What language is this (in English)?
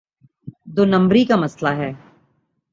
Urdu